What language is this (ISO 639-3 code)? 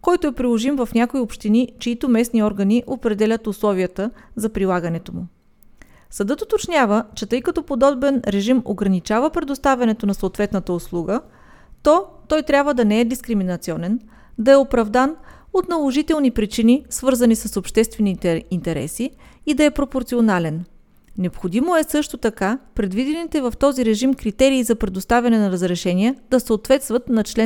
bul